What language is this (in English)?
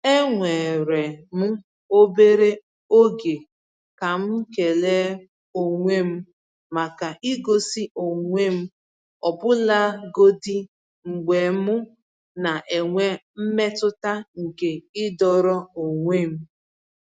Igbo